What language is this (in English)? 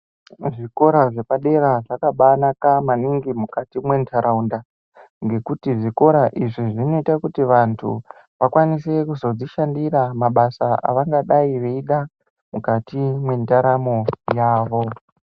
Ndau